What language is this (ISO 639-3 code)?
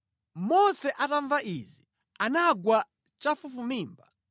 nya